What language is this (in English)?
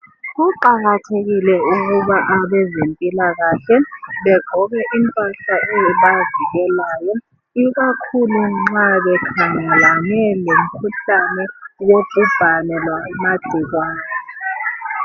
North Ndebele